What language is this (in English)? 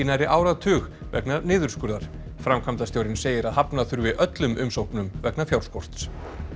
Icelandic